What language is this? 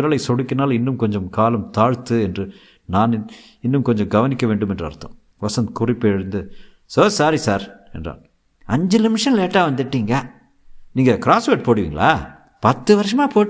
Tamil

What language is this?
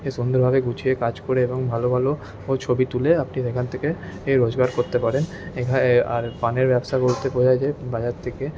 Bangla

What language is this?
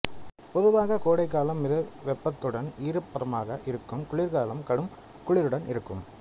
Tamil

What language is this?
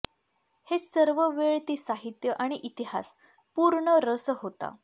Marathi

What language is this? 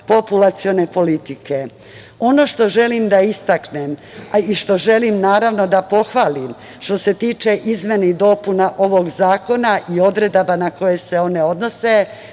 Serbian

